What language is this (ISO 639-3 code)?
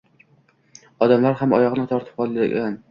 uzb